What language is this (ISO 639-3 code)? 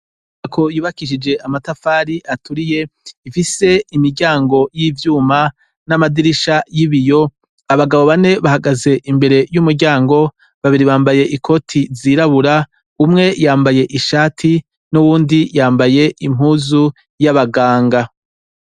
run